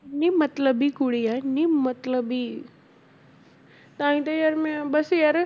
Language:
Punjabi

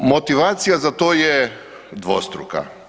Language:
Croatian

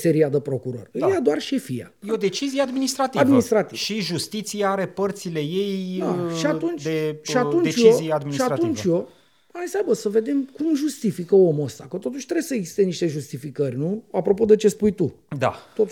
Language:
Romanian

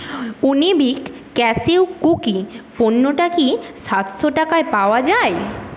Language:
Bangla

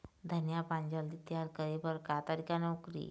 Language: Chhattisgarhi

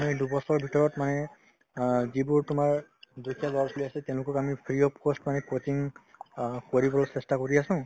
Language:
Assamese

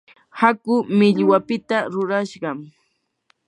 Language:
Yanahuanca Pasco Quechua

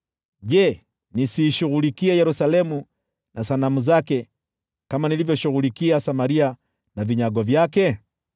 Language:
Swahili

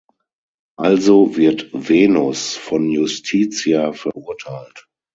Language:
German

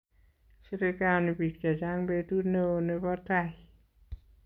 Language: Kalenjin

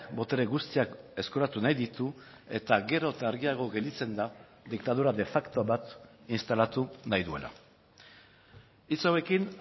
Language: Basque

